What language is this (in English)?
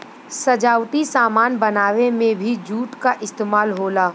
Bhojpuri